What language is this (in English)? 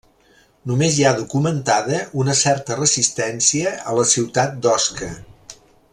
Catalan